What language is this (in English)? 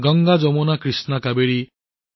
Assamese